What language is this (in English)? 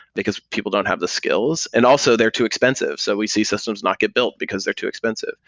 English